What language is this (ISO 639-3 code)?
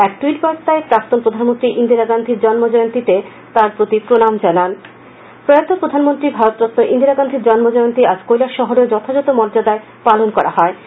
ben